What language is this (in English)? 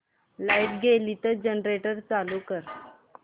Marathi